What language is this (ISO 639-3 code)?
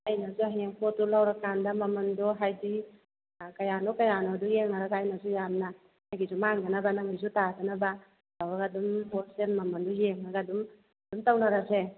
mni